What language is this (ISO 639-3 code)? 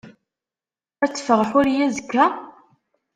kab